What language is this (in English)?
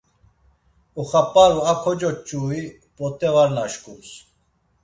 Laz